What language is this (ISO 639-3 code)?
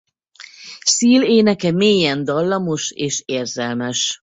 hun